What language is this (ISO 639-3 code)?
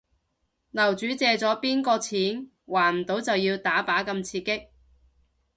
yue